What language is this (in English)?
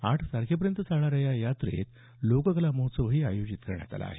Marathi